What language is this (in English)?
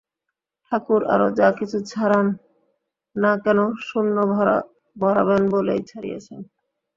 Bangla